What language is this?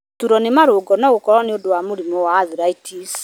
Kikuyu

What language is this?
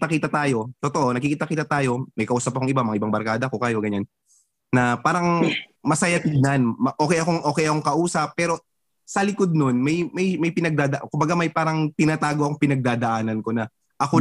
Filipino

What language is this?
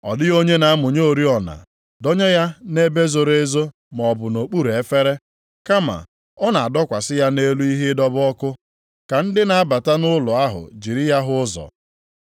Igbo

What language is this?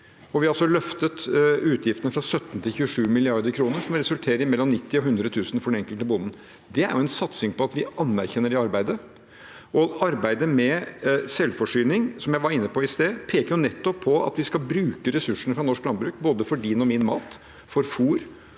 Norwegian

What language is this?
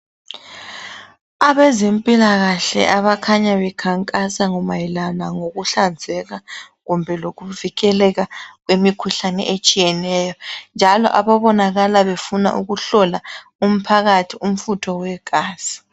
North Ndebele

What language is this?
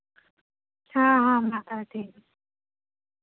Santali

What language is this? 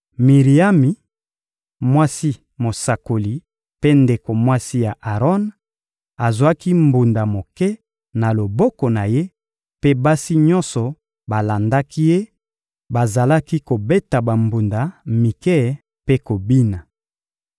Lingala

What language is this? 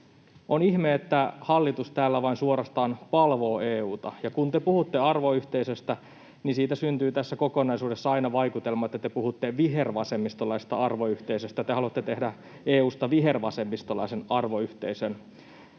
Finnish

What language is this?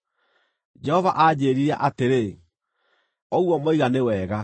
Kikuyu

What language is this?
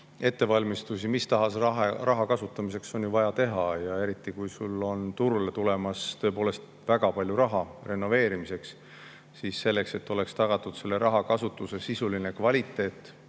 Estonian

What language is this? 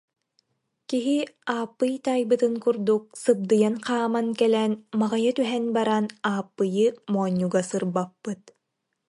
Yakut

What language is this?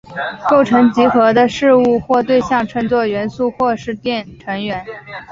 Chinese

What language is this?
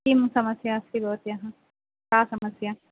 Sanskrit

